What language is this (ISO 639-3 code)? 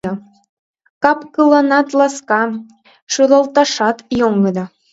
chm